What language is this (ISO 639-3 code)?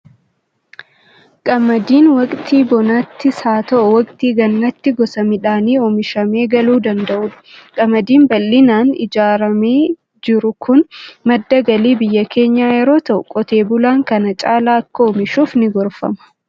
orm